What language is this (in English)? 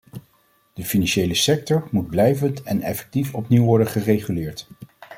Dutch